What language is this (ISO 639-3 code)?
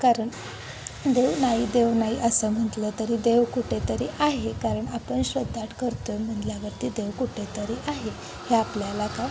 mar